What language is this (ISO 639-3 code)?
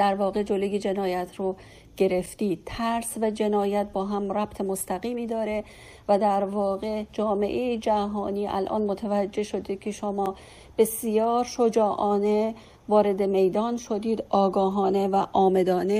fas